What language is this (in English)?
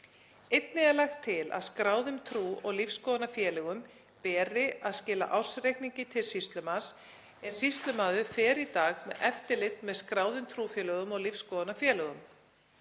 Icelandic